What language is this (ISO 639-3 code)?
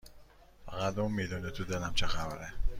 fas